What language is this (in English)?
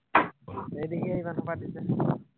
Assamese